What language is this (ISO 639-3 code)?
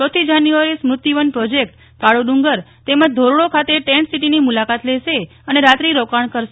guj